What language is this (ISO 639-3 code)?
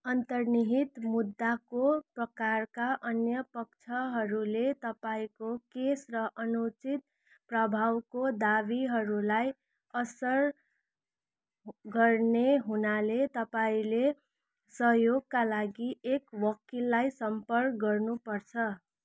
nep